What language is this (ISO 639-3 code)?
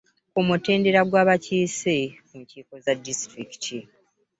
lug